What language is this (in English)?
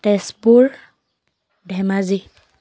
Assamese